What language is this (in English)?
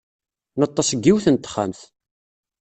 Kabyle